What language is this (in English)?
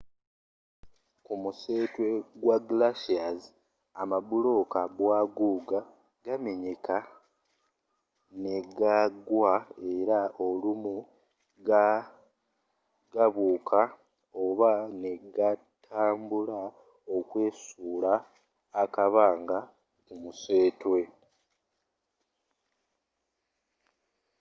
Ganda